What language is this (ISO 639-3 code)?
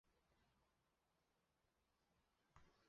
zho